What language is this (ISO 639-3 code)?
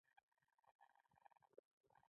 pus